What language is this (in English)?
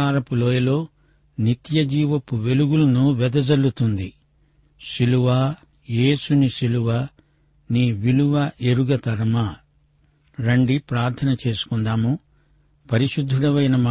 Telugu